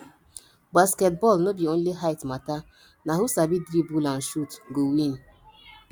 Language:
Nigerian Pidgin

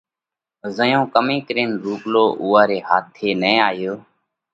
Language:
Parkari Koli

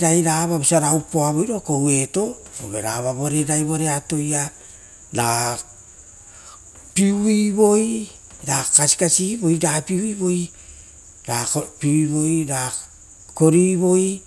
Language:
Rotokas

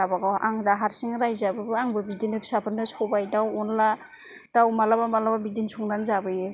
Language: Bodo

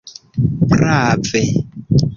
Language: Esperanto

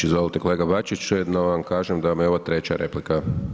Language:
Croatian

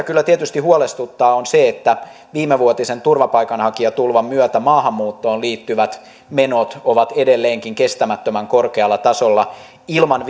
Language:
Finnish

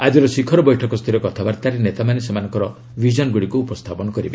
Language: Odia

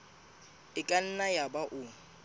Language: Southern Sotho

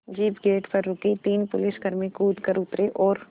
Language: Hindi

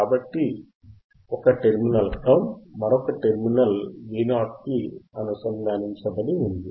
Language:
Telugu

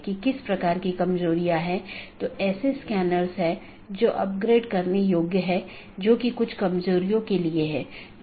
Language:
Hindi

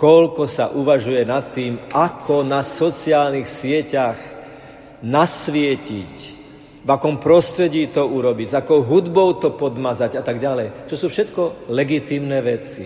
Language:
Slovak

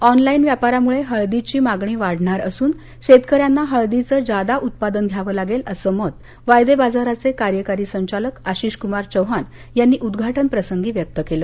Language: Marathi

